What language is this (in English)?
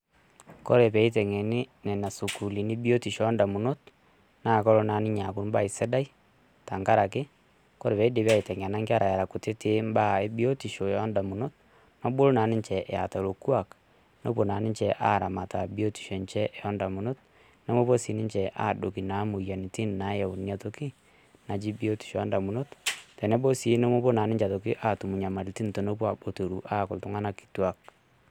Masai